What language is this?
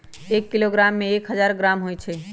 Magahi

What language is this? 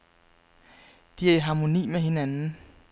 Danish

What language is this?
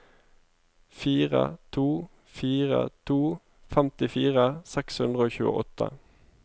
Norwegian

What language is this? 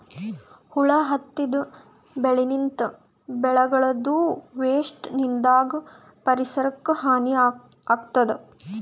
Kannada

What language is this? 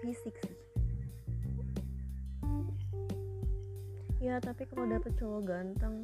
Indonesian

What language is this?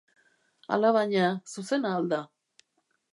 Basque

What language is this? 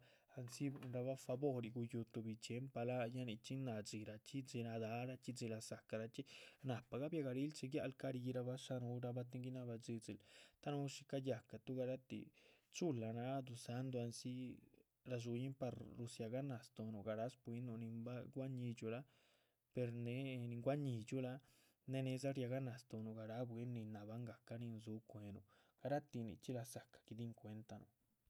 Chichicapan Zapotec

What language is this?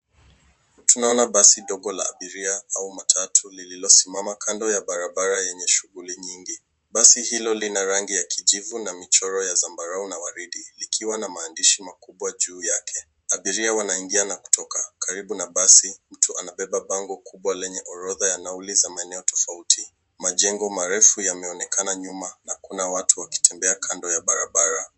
Swahili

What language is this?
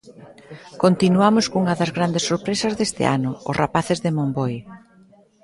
Galician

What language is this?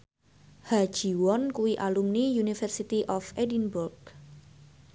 Javanese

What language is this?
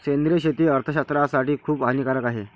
Marathi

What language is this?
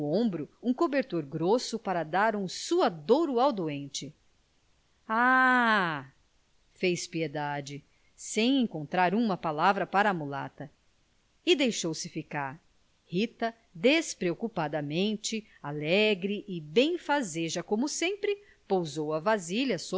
Portuguese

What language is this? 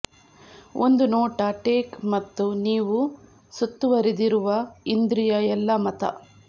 Kannada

